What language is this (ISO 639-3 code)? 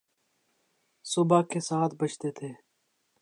urd